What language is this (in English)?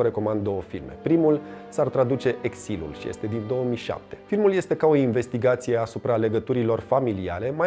Romanian